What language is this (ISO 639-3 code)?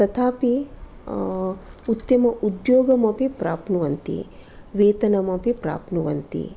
san